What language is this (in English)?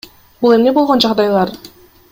Kyrgyz